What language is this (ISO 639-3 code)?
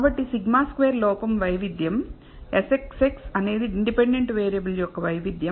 tel